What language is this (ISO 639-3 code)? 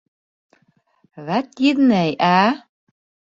bak